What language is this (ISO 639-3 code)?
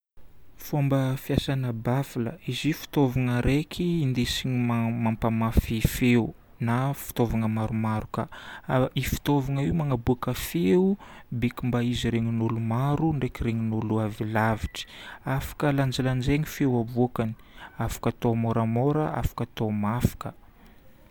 bmm